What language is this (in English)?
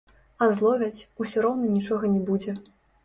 Belarusian